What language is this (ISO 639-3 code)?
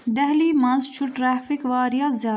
kas